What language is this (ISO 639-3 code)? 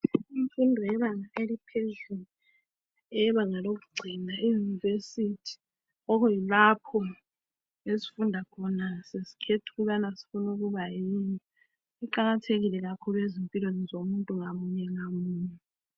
nde